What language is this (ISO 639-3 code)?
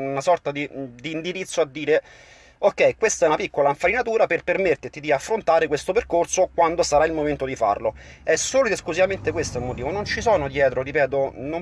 ita